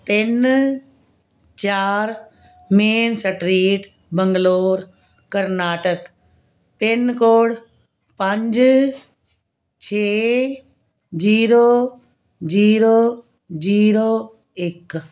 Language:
Punjabi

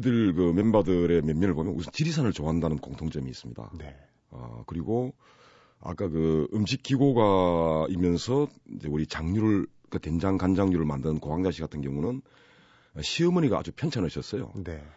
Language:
Korean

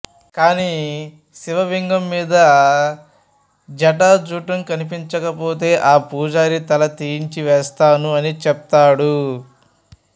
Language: Telugu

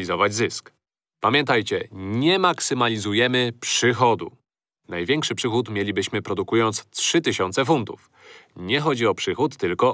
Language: Polish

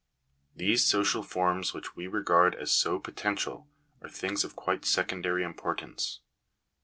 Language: English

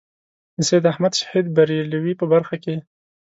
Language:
Pashto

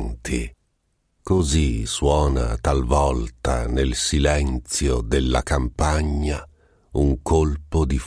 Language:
Italian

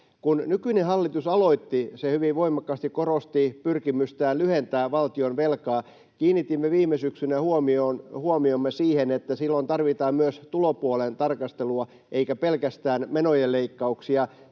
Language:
Finnish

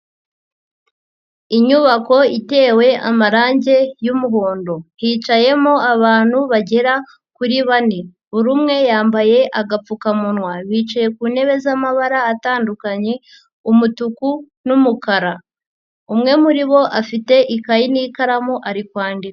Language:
Kinyarwanda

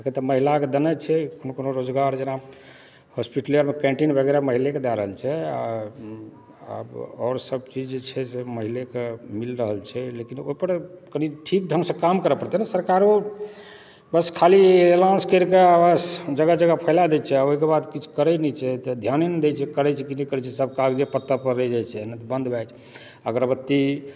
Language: Maithili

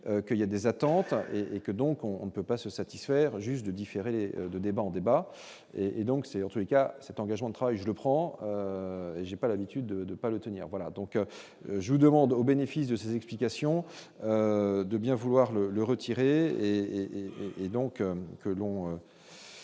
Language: French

